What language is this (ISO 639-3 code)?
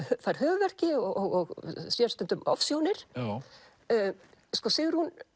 isl